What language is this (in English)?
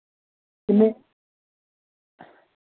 Dogri